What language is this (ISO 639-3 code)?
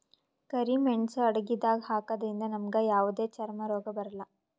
kan